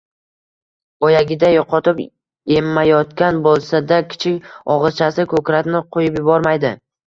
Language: Uzbek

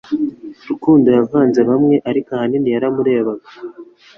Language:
Kinyarwanda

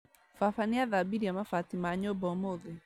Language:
Kikuyu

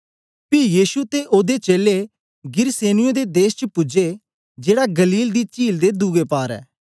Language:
Dogri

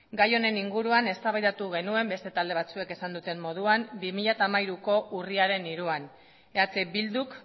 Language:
Basque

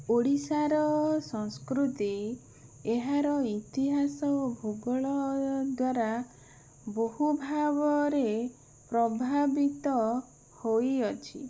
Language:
Odia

